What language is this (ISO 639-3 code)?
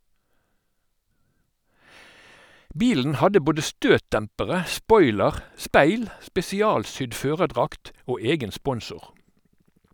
nor